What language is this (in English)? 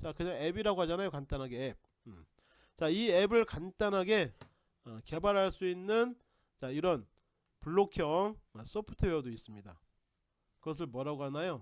Korean